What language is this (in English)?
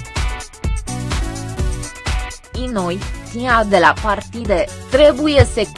Romanian